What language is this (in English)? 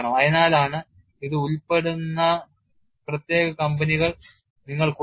Malayalam